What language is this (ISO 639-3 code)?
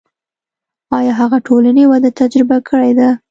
pus